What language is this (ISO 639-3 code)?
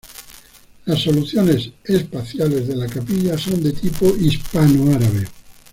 spa